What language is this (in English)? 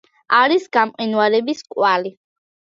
Georgian